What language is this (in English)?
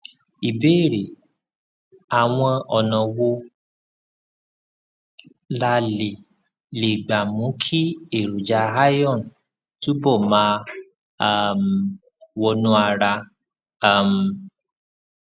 Yoruba